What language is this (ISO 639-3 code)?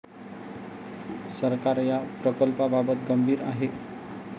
mar